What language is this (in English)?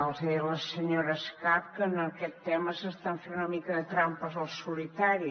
Catalan